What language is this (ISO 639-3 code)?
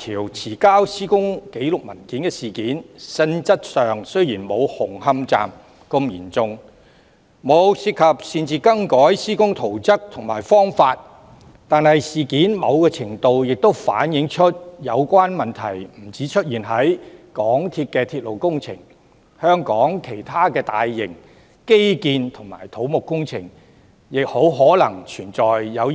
yue